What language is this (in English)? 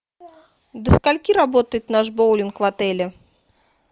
Russian